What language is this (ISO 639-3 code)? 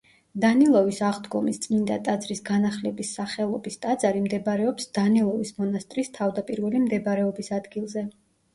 kat